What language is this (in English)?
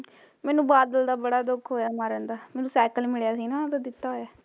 Punjabi